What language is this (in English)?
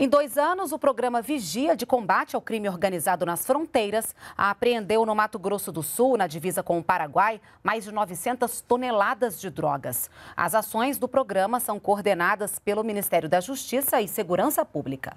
Portuguese